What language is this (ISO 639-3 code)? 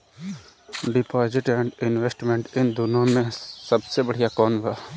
bho